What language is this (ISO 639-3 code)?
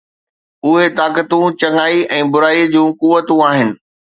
snd